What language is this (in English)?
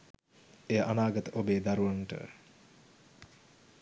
Sinhala